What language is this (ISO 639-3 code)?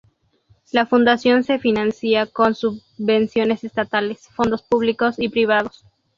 spa